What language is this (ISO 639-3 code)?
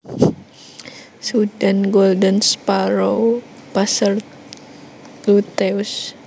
jav